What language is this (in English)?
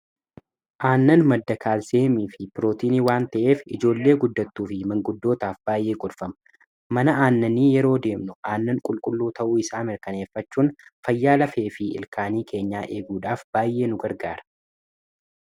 Oromo